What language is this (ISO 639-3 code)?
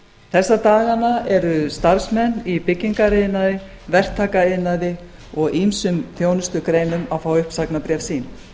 isl